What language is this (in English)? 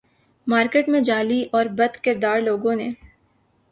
Urdu